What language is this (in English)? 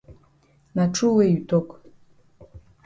Cameroon Pidgin